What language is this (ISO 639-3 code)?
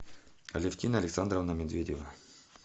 rus